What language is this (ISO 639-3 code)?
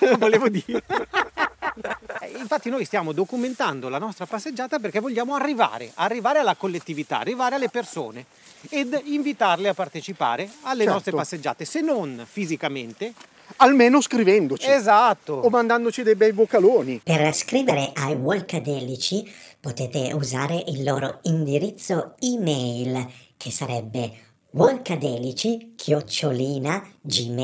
ita